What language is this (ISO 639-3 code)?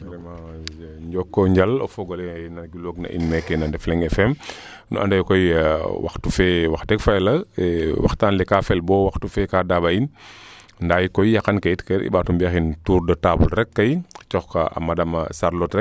srr